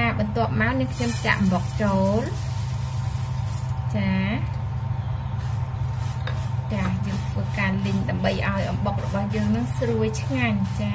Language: Vietnamese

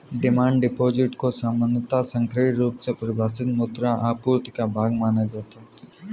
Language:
Hindi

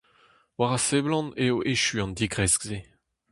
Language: Breton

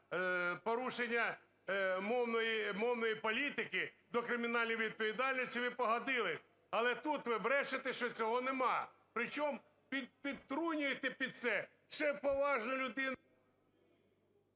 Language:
Ukrainian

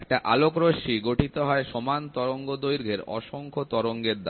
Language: Bangla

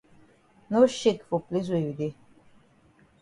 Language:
Cameroon Pidgin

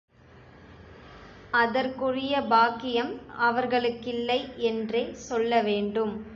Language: Tamil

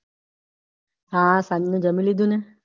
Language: Gujarati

